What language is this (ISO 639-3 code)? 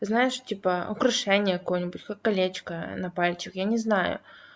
rus